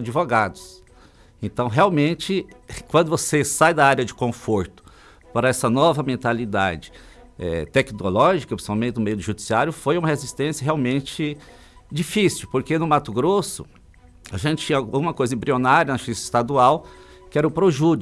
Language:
Portuguese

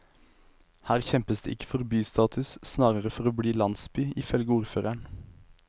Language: Norwegian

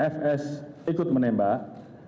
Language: Indonesian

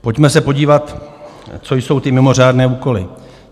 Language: Czech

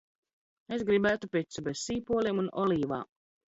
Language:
Latvian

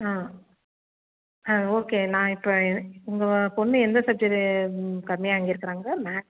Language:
Tamil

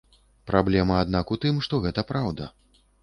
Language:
Belarusian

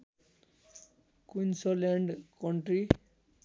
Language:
Nepali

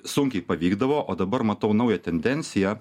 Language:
Lithuanian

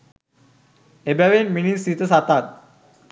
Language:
Sinhala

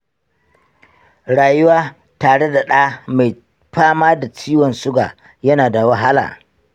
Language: Hausa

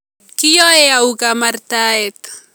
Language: Kalenjin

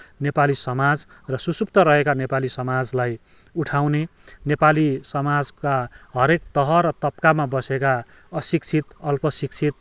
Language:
Nepali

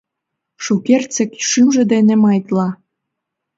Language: Mari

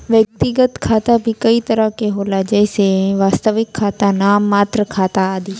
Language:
Bhojpuri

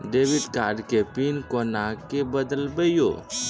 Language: Maithili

